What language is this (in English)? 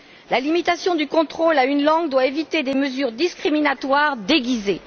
French